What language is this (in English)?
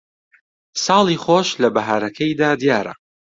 Central Kurdish